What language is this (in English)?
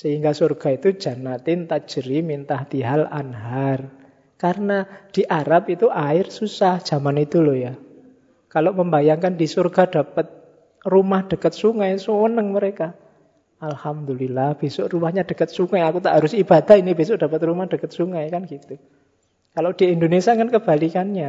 Indonesian